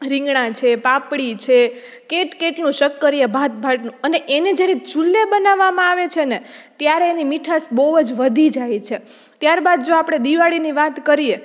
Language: Gujarati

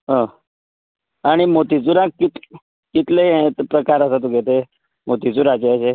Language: Konkani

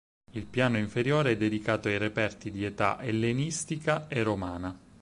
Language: Italian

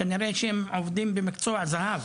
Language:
Hebrew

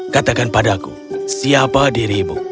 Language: Indonesian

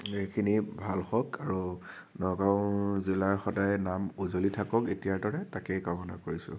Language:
Assamese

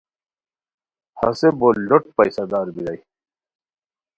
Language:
Khowar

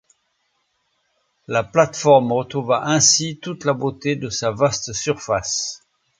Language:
French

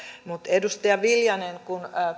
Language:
Finnish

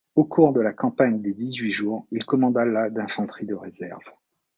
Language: French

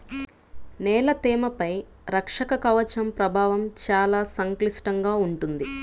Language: Telugu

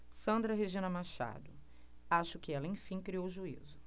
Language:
Portuguese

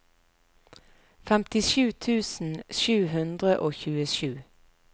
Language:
Norwegian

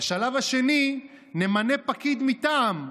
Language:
Hebrew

